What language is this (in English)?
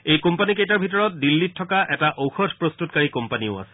Assamese